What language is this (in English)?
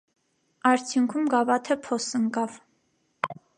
Armenian